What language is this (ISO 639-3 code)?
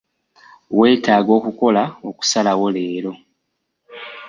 lug